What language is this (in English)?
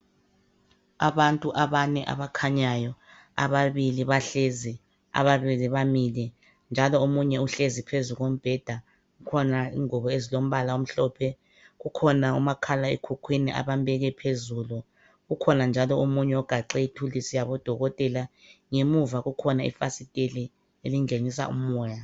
North Ndebele